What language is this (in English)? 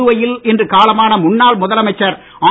Tamil